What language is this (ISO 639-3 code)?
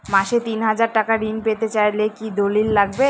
ben